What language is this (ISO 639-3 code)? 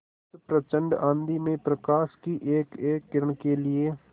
hin